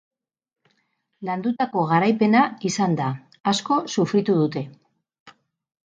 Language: Basque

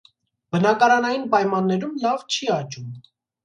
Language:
Armenian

